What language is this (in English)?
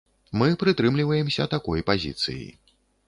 Belarusian